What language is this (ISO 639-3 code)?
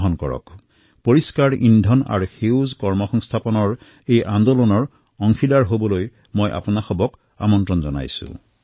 asm